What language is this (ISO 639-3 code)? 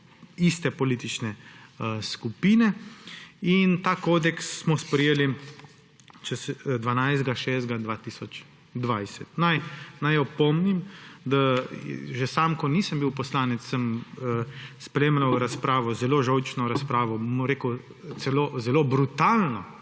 slv